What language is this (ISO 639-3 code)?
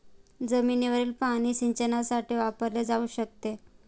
mar